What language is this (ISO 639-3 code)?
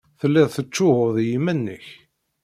kab